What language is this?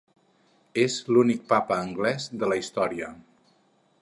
Catalan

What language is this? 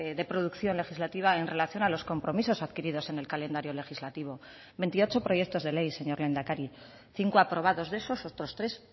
Spanish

